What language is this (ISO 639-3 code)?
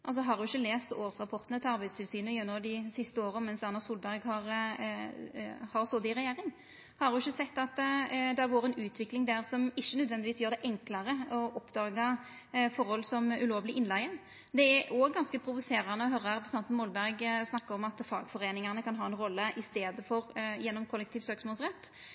nno